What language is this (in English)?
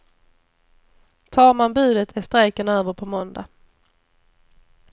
Swedish